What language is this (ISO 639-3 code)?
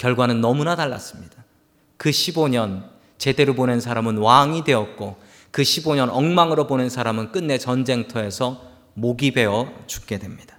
kor